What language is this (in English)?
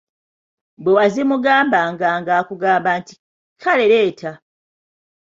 Ganda